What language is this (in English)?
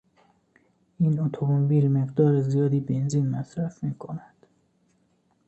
Persian